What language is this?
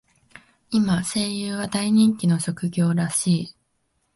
Japanese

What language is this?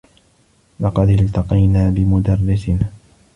Arabic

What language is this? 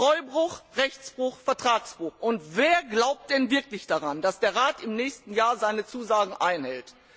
German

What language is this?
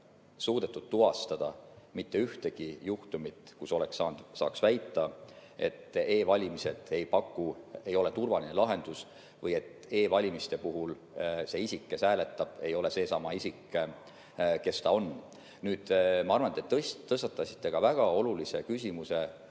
Estonian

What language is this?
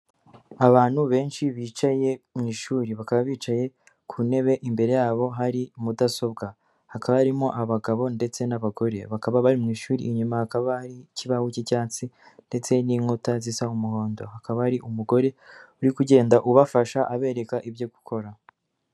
Kinyarwanda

